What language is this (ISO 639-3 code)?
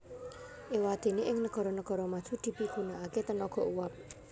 jav